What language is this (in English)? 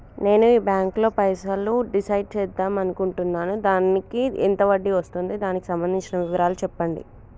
Telugu